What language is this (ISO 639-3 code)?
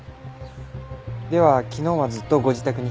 jpn